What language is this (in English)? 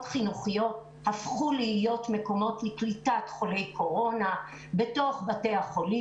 Hebrew